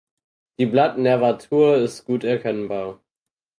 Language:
German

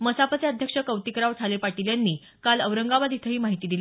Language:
Marathi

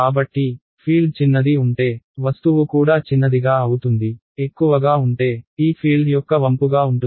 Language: Telugu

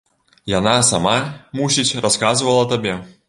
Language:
Belarusian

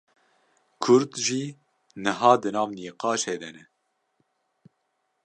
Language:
Kurdish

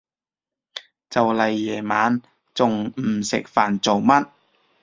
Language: Cantonese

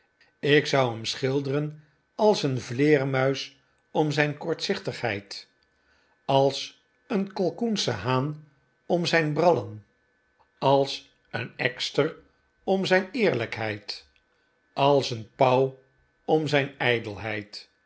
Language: Dutch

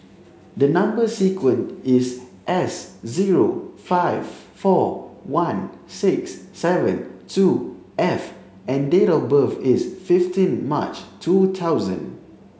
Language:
English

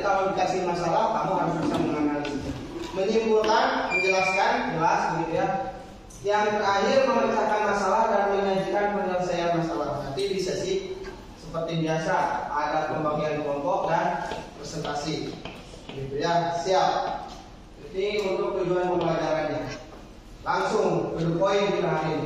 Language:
Indonesian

